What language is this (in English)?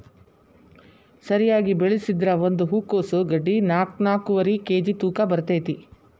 Kannada